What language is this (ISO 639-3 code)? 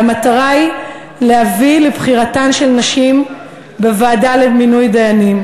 heb